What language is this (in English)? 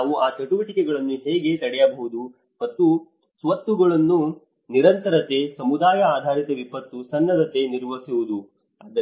Kannada